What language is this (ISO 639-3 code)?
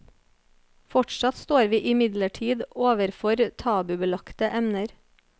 nor